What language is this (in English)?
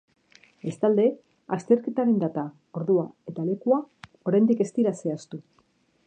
Basque